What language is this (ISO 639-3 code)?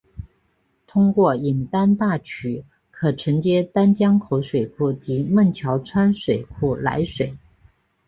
zho